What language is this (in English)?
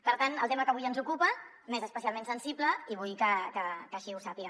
Catalan